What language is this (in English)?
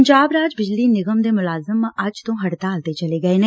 Punjabi